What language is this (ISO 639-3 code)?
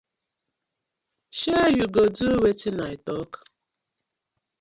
pcm